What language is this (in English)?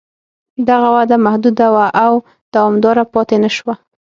Pashto